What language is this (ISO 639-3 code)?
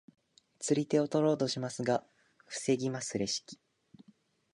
jpn